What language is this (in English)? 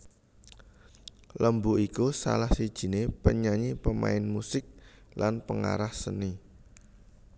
Javanese